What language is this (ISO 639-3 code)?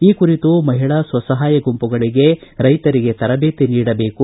kan